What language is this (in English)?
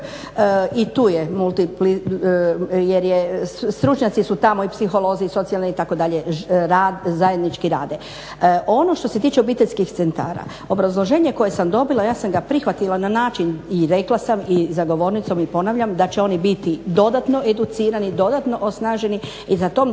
Croatian